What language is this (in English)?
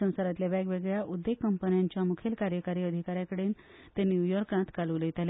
Konkani